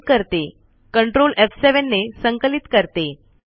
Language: Marathi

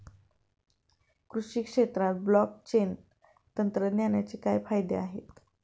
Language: Marathi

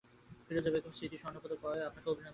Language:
Bangla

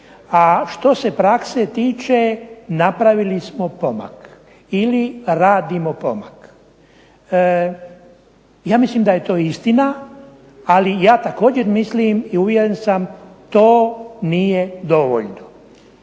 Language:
Croatian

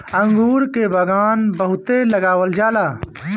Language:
Bhojpuri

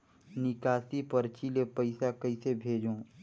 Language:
Chhattisgarhi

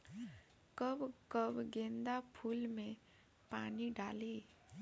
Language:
Bhojpuri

